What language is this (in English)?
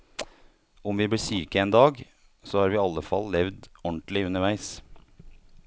Norwegian